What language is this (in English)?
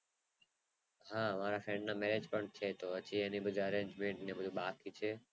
Gujarati